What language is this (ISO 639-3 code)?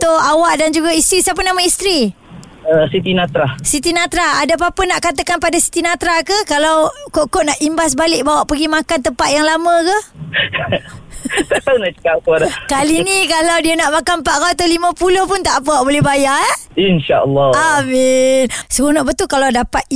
msa